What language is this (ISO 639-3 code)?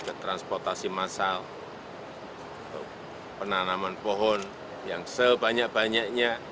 ind